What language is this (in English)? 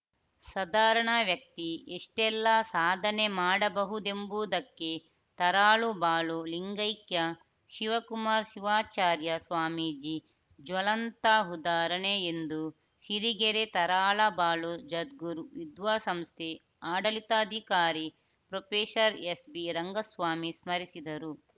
Kannada